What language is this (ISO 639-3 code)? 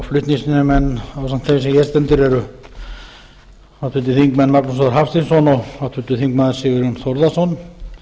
isl